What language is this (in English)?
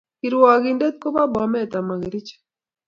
Kalenjin